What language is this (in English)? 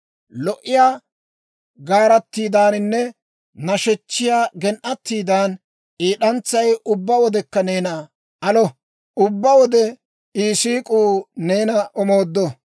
Dawro